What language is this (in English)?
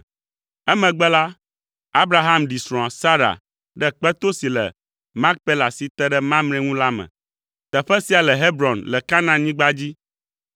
Ewe